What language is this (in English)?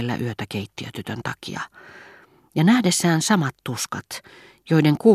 Finnish